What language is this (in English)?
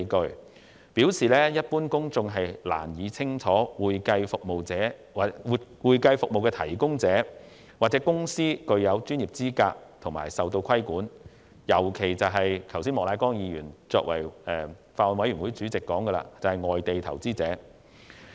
Cantonese